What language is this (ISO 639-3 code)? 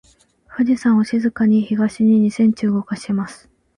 jpn